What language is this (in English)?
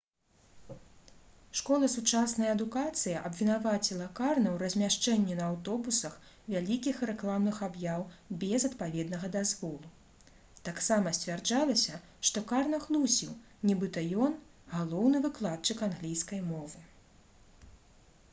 Belarusian